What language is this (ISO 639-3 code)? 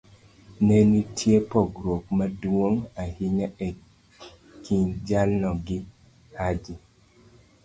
luo